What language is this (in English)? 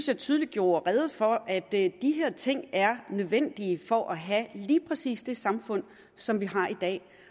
Danish